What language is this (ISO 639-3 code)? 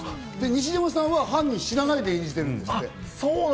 jpn